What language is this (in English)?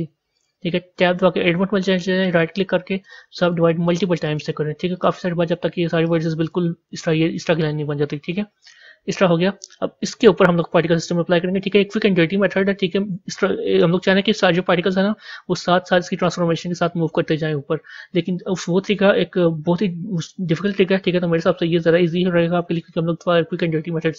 Hindi